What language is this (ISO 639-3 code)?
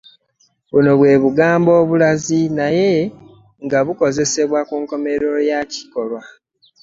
lug